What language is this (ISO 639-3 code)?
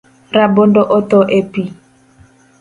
luo